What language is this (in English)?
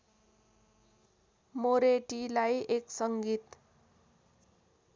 Nepali